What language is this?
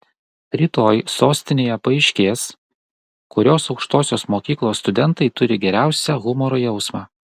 Lithuanian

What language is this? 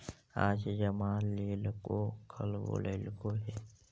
Magahi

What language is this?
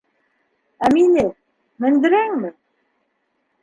Bashkir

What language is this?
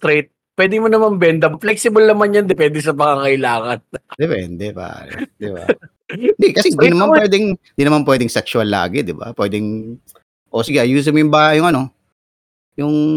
Filipino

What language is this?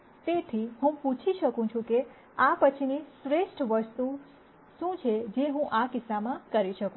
Gujarati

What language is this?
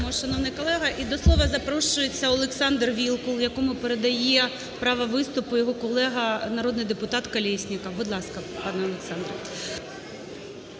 Ukrainian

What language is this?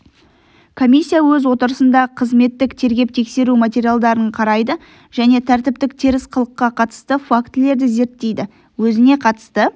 Kazakh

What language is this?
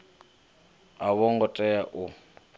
Venda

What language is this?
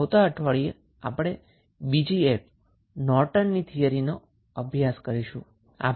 Gujarati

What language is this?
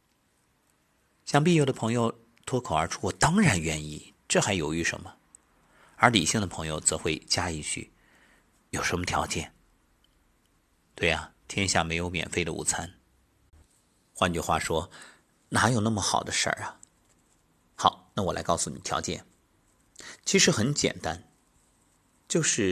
Chinese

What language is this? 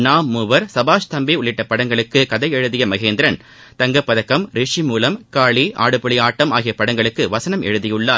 Tamil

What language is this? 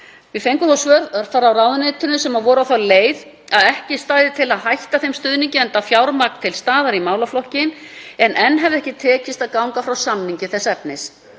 Icelandic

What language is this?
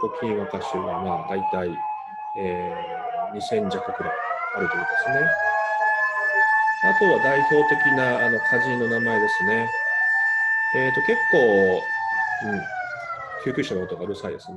Japanese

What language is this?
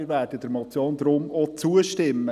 Swiss German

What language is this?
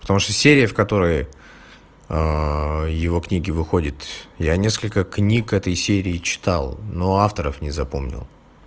Russian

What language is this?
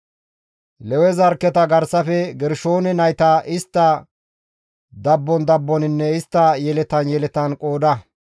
Gamo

